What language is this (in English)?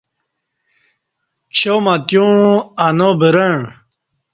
Kati